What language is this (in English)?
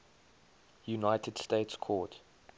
English